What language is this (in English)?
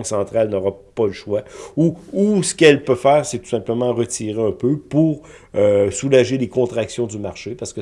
French